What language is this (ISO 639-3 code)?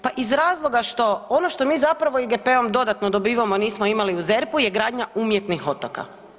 hrv